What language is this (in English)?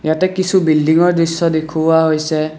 Assamese